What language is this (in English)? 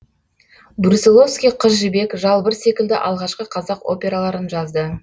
Kazakh